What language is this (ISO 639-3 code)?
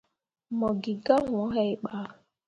mua